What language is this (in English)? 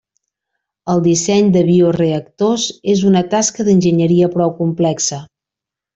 Catalan